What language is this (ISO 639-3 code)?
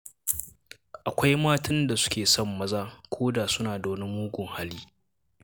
hau